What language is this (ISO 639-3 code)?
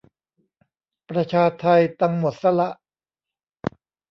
tha